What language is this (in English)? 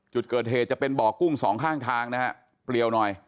Thai